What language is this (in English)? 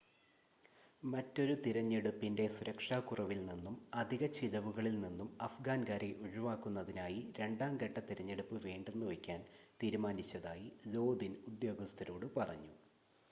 Malayalam